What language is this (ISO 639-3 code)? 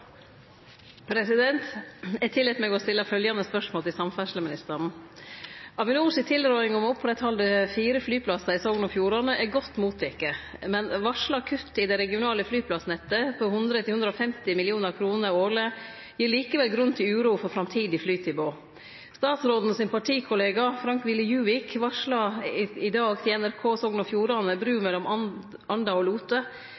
nor